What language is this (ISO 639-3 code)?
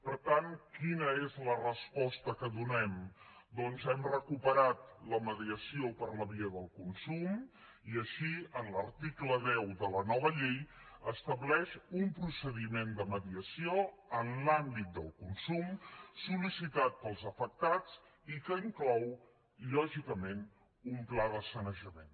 cat